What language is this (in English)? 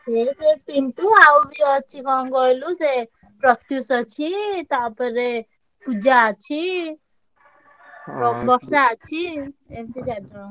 Odia